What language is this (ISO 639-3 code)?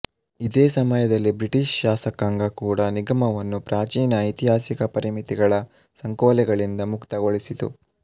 kan